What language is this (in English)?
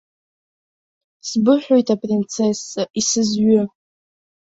Abkhazian